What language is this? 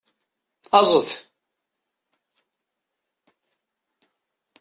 Kabyle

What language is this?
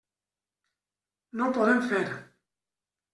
Catalan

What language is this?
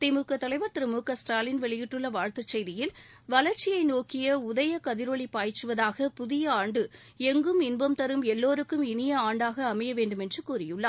Tamil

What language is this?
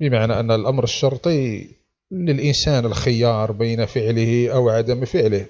Arabic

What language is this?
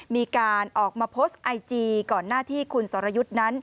Thai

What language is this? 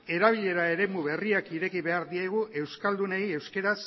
Basque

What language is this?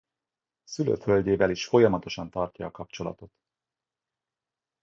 Hungarian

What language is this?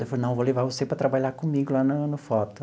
Portuguese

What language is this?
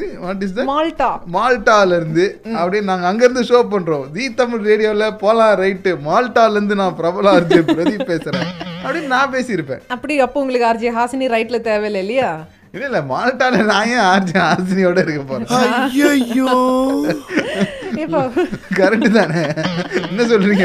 Tamil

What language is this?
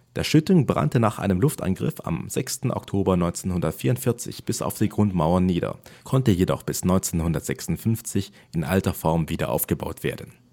German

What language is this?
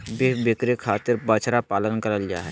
Magahi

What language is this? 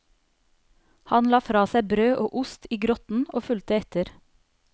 Norwegian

